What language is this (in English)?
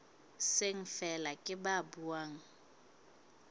Southern Sotho